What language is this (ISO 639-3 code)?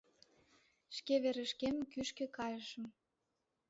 chm